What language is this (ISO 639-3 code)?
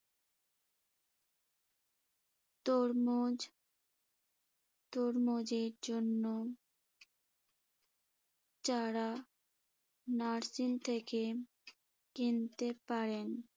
ben